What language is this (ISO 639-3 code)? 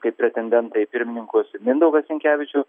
lit